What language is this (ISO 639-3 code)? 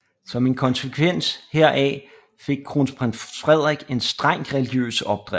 dan